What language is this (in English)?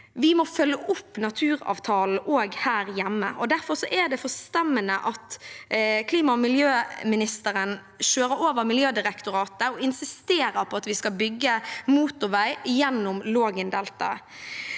Norwegian